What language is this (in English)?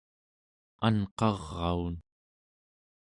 Central Yupik